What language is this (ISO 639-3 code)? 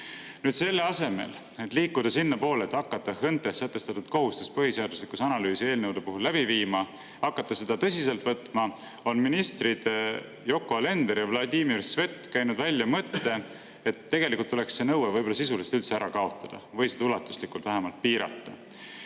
est